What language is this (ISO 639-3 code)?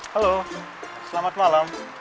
ind